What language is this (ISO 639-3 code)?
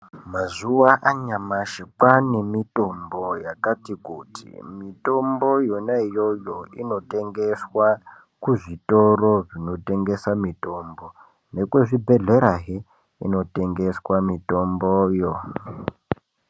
ndc